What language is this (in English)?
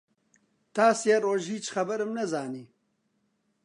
Central Kurdish